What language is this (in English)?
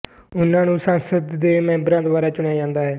Punjabi